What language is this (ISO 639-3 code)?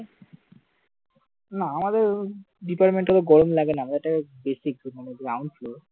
ben